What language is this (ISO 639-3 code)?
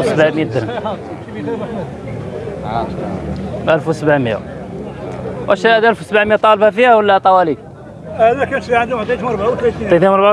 ara